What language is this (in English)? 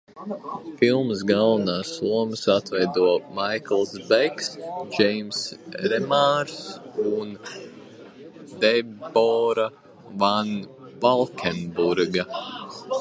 Latvian